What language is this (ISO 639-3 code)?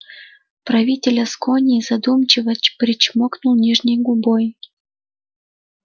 rus